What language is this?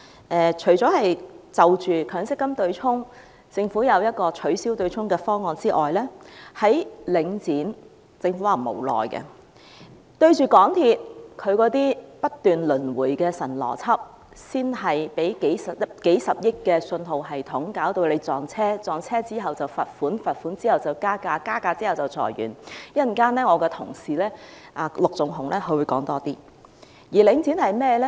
Cantonese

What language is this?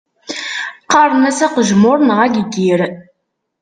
Kabyle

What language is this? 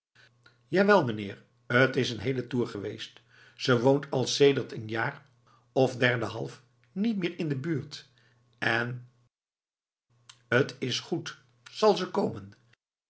Dutch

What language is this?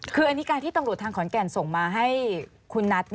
Thai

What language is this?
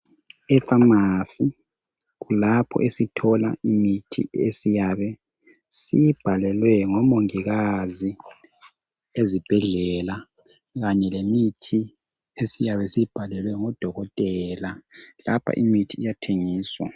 North Ndebele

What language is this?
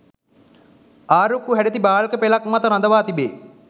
Sinhala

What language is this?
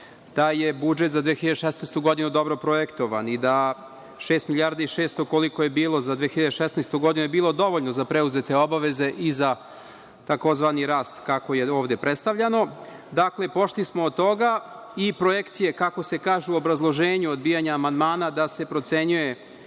Serbian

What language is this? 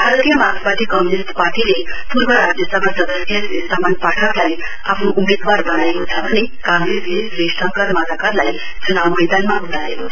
Nepali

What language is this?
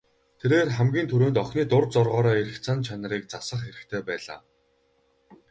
Mongolian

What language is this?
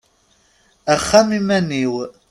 Kabyle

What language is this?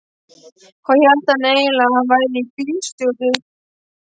Icelandic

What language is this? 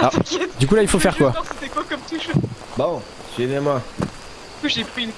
French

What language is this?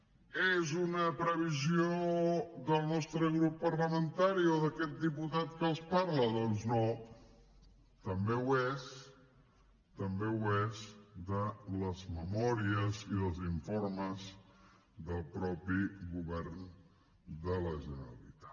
Catalan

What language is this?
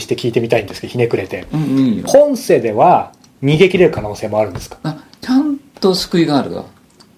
Japanese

